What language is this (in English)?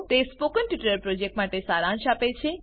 Gujarati